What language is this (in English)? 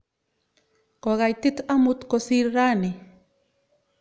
Kalenjin